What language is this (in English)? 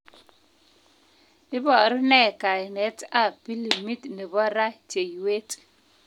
Kalenjin